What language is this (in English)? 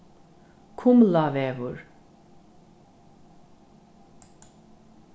Faroese